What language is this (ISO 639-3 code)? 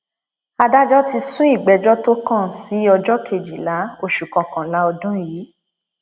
yor